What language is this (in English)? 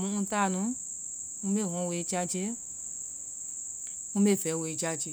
Vai